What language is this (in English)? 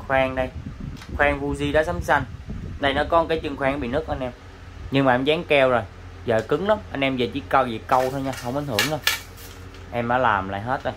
Vietnamese